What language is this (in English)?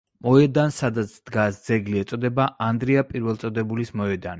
Georgian